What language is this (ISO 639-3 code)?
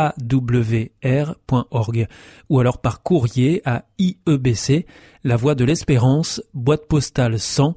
fra